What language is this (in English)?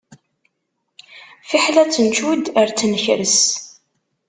Kabyle